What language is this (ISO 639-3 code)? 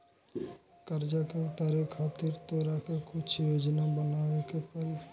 bho